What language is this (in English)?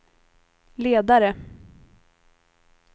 Swedish